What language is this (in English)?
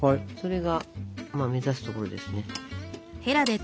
Japanese